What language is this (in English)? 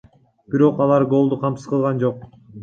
Kyrgyz